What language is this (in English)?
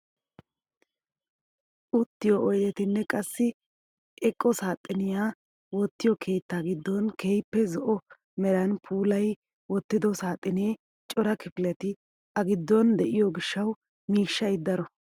Wolaytta